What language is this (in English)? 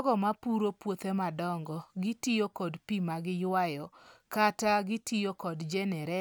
Luo (Kenya and Tanzania)